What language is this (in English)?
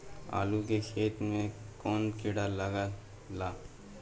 Bhojpuri